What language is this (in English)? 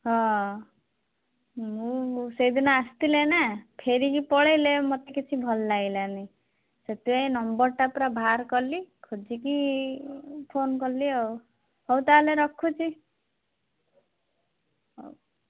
Odia